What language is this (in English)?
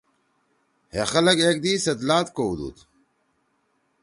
Torwali